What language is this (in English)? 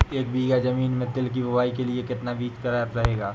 Hindi